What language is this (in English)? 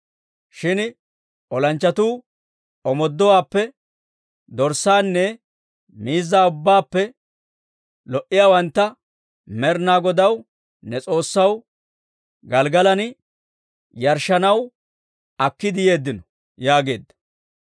Dawro